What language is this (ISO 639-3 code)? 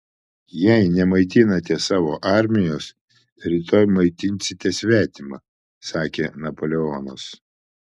lit